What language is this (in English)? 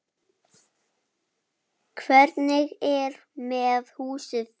Icelandic